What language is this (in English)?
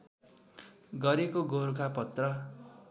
Nepali